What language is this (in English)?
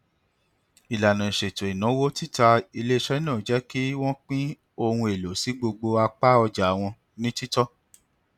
Yoruba